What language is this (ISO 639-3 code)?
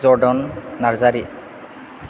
brx